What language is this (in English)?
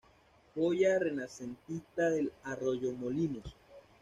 Spanish